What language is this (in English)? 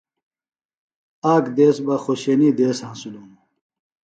Phalura